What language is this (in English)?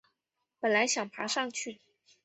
Chinese